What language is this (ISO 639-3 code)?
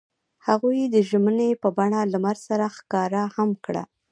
pus